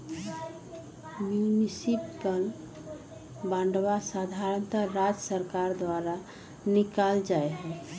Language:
Magahi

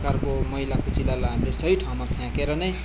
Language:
Nepali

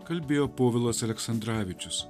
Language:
Lithuanian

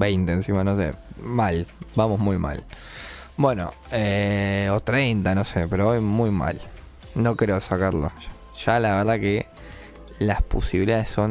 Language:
Spanish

